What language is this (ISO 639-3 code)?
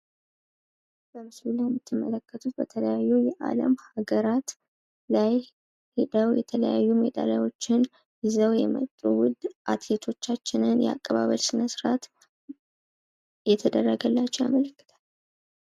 amh